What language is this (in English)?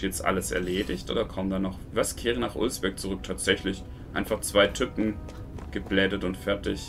German